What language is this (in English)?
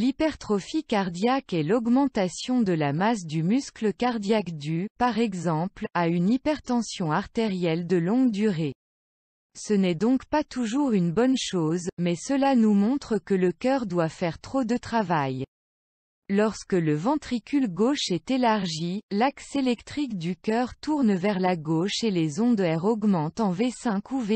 French